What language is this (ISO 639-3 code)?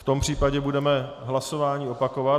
ces